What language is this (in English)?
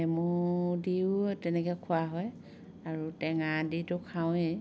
Assamese